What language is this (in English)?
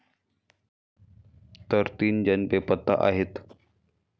Marathi